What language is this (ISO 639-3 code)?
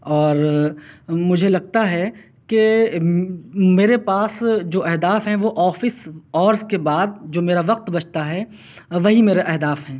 urd